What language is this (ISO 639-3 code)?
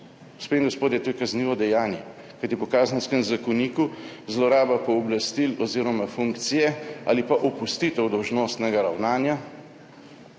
slv